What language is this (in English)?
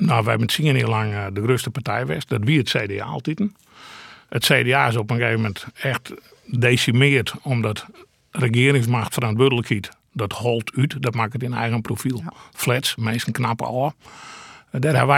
Dutch